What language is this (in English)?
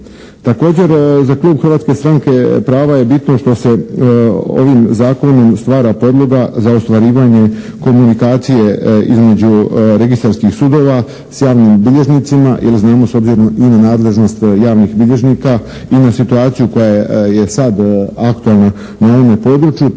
Croatian